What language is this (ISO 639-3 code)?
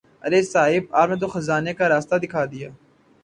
urd